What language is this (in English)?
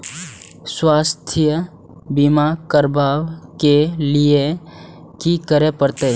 Maithili